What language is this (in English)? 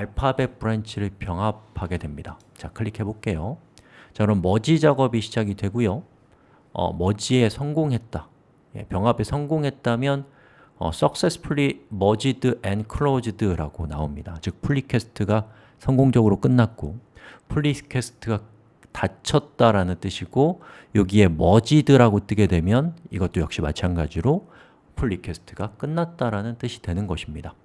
Korean